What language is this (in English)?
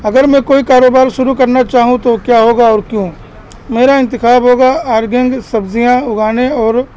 Urdu